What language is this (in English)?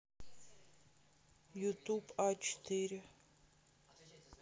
Russian